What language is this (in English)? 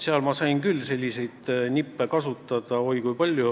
Estonian